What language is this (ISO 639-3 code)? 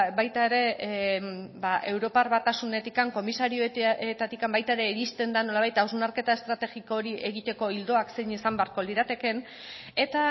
eus